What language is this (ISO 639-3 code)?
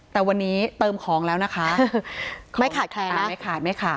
tha